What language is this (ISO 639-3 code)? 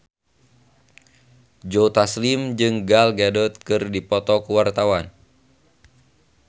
sun